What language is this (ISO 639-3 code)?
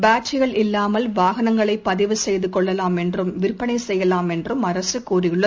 tam